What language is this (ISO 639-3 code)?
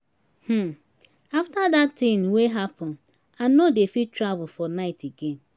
pcm